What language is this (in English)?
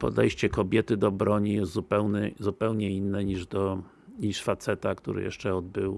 Polish